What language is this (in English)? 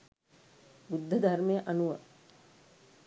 Sinhala